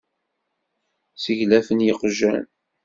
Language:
Kabyle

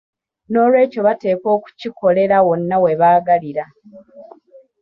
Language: Ganda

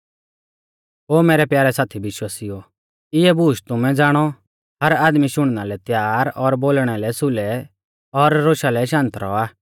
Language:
Mahasu Pahari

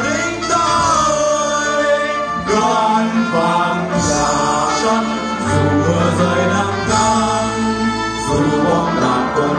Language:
Dutch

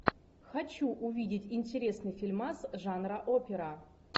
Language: Russian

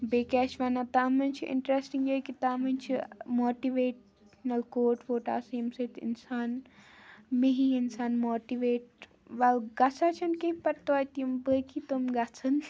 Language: Kashmiri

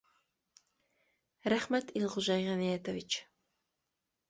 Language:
Bashkir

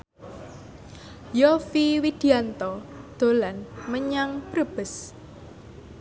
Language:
Javanese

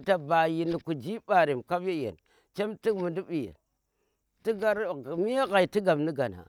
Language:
Tera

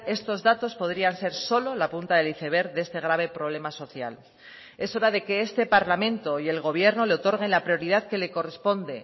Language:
Spanish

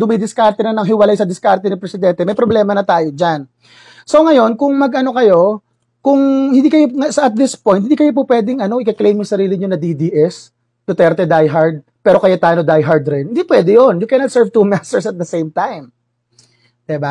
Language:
Filipino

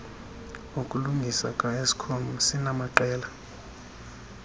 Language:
Xhosa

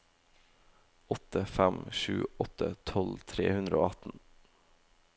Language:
Norwegian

